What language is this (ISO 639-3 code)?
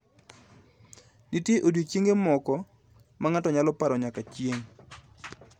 luo